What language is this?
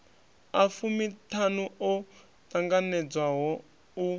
Venda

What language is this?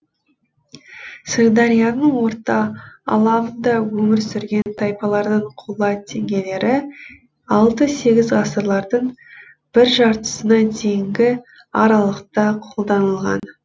Kazakh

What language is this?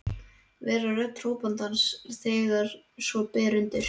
Icelandic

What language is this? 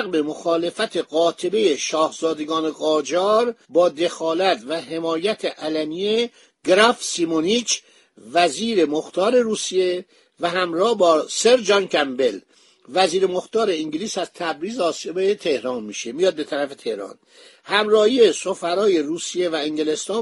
Persian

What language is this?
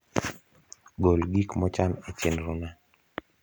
Luo (Kenya and Tanzania)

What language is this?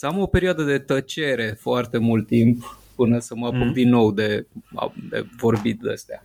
Romanian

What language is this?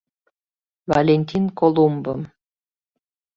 Mari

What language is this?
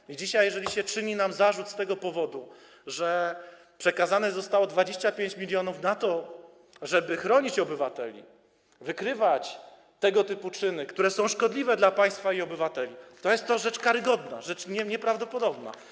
Polish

